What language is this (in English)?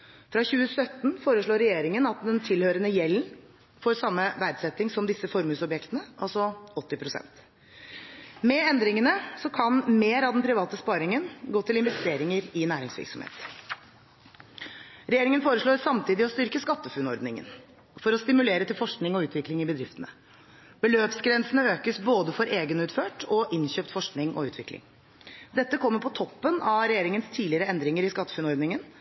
Norwegian Bokmål